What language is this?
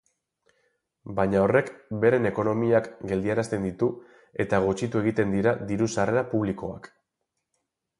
Basque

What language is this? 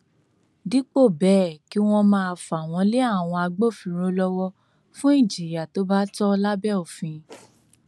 Yoruba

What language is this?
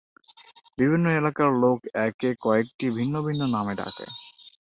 Bangla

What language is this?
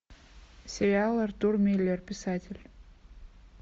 Russian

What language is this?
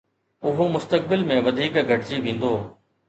Sindhi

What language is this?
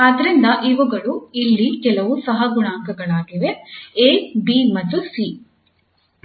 Kannada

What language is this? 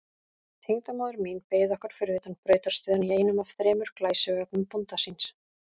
Icelandic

